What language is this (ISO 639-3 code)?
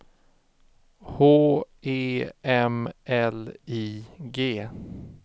swe